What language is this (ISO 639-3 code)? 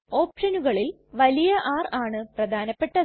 mal